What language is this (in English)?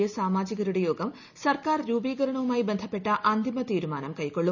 Malayalam